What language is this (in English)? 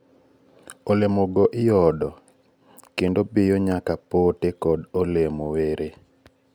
Luo (Kenya and Tanzania)